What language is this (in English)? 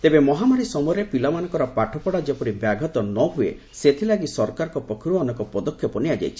Odia